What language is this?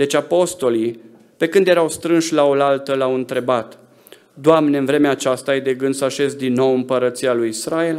Romanian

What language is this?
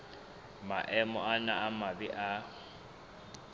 Southern Sotho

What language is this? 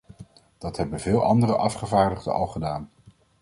Dutch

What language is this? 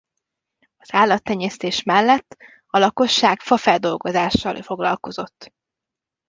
Hungarian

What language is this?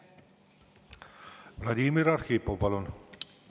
Estonian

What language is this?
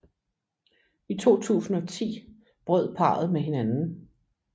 Danish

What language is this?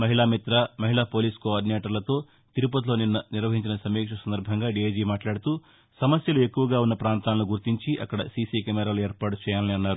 Telugu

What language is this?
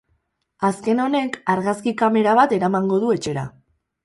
Basque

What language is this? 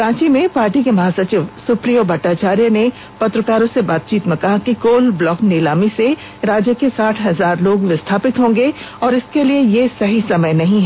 Hindi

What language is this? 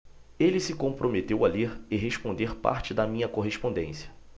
Portuguese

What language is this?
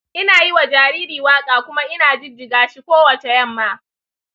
Hausa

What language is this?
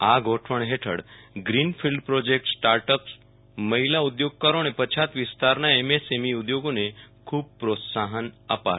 Gujarati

